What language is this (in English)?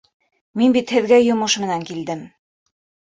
Bashkir